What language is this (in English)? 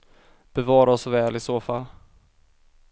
Swedish